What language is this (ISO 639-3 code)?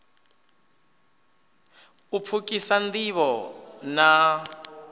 ven